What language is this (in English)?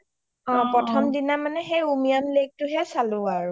Assamese